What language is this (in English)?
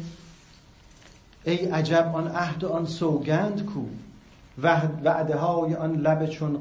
Persian